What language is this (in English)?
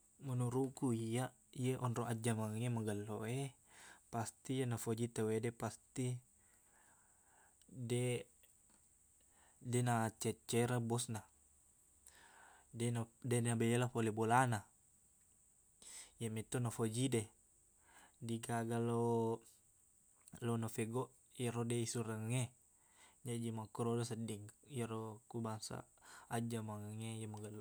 Buginese